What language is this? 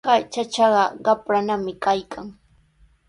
Sihuas Ancash Quechua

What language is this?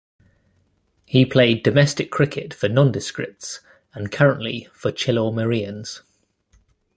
English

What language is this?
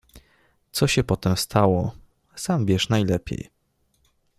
Polish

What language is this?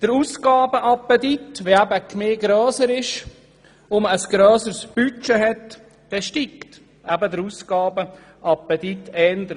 Swiss German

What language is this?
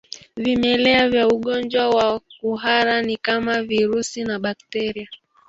Swahili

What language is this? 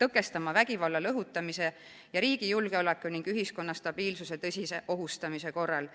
Estonian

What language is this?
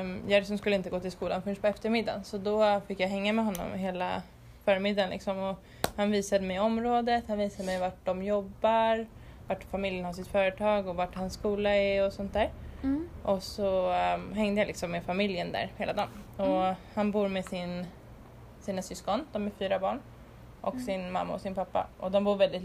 Swedish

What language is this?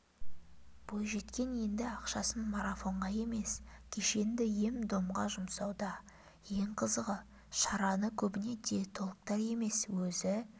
Kazakh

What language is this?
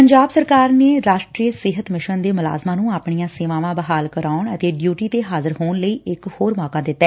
Punjabi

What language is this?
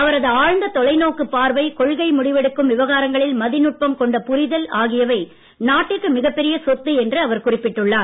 Tamil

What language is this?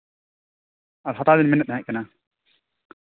Santali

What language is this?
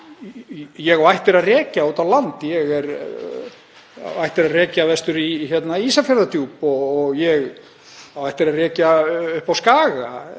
Icelandic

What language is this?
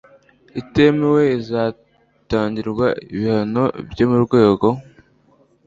Kinyarwanda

